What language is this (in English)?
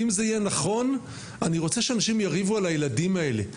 Hebrew